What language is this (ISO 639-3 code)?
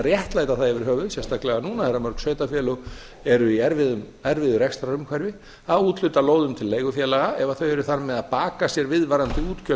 isl